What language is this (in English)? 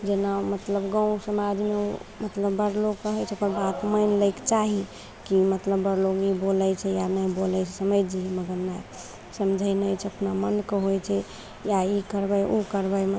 Maithili